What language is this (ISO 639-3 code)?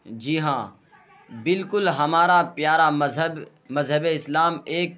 urd